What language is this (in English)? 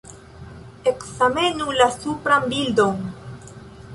Esperanto